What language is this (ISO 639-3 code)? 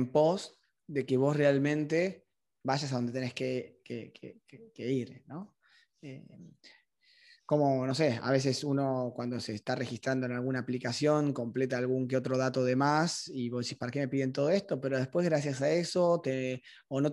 spa